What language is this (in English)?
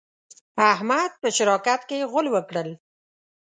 Pashto